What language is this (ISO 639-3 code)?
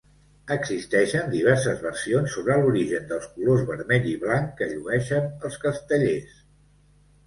cat